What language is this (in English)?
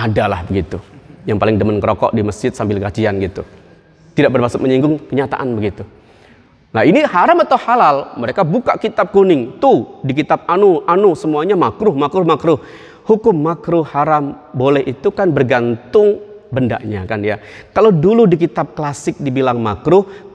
Indonesian